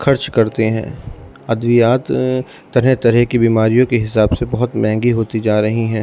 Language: Urdu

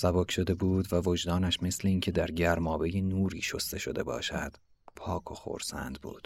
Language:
Persian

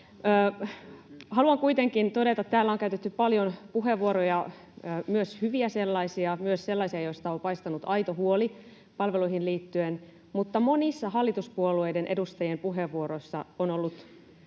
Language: Finnish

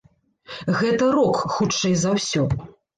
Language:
Belarusian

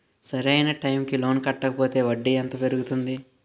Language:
Telugu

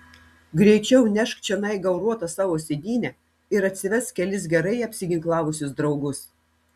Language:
Lithuanian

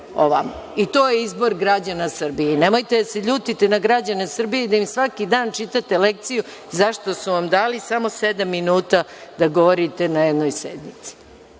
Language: Serbian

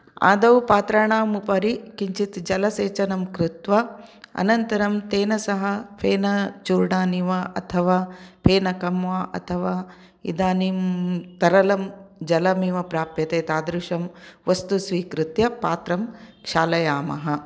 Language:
Sanskrit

